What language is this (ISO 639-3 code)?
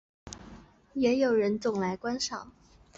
zho